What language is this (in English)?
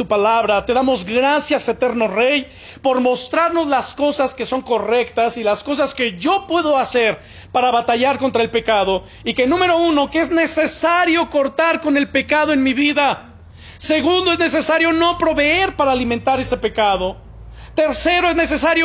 Spanish